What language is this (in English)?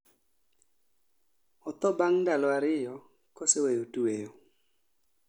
Luo (Kenya and Tanzania)